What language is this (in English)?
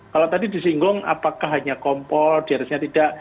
Indonesian